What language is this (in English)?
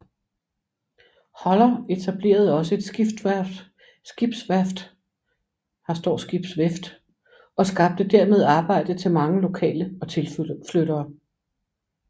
Danish